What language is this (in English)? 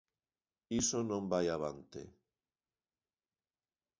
Galician